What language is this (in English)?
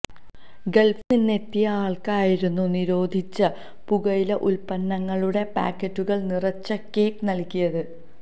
Malayalam